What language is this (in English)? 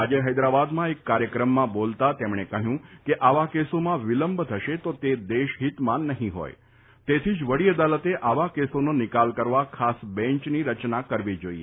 Gujarati